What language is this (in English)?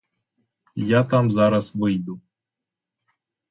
Ukrainian